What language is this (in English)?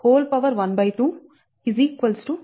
Telugu